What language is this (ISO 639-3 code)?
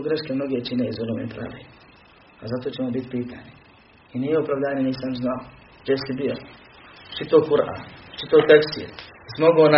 hrv